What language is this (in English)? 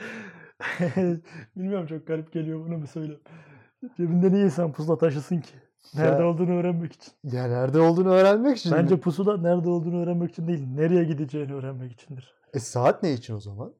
Turkish